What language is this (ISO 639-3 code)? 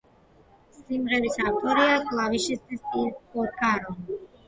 kat